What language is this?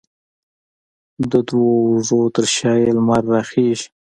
Pashto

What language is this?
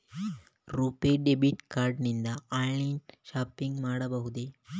Kannada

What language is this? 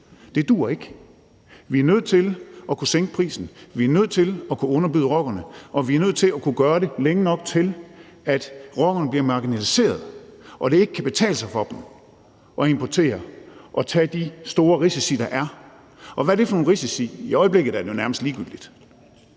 Danish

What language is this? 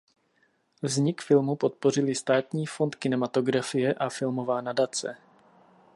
Czech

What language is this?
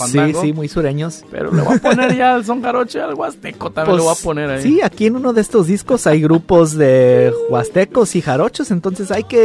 Spanish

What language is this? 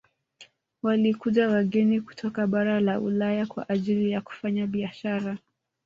Swahili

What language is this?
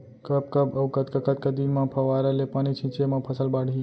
Chhattisgarhi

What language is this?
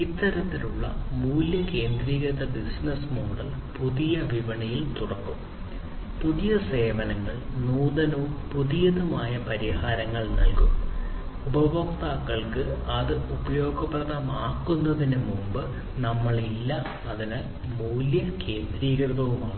Malayalam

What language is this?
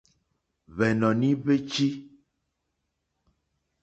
Mokpwe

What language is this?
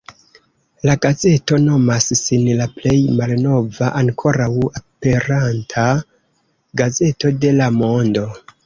Esperanto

